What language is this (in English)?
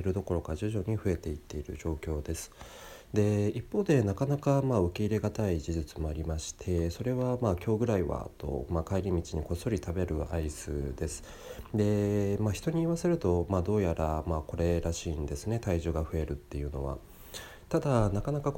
Japanese